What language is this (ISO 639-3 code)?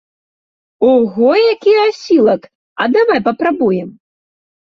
bel